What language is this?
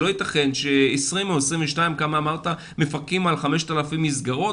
Hebrew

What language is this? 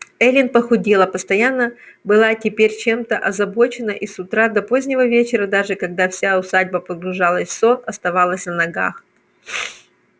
Russian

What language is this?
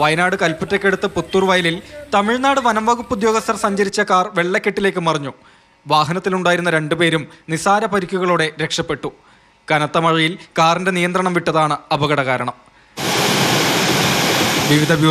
Arabic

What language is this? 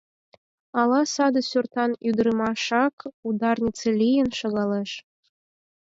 Mari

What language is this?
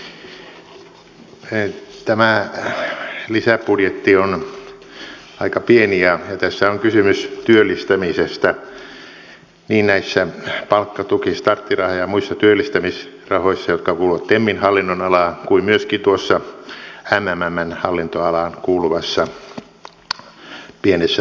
Finnish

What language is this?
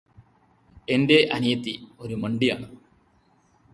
Malayalam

